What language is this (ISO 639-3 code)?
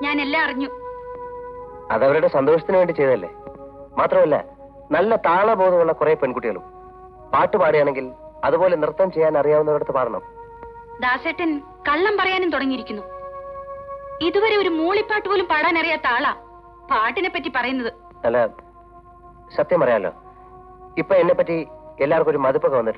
ara